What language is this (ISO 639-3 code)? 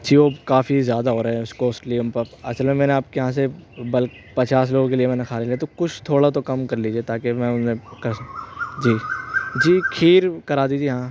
urd